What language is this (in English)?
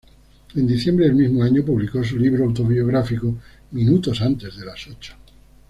Spanish